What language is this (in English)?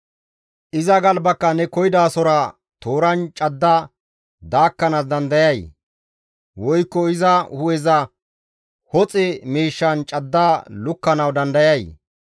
Gamo